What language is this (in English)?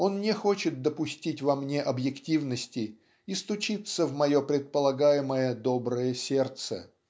Russian